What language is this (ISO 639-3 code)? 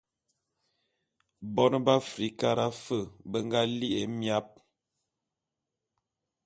bum